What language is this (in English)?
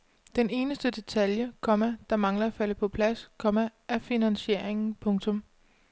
Danish